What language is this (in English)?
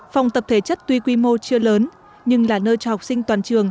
Vietnamese